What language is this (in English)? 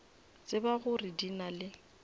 Northern Sotho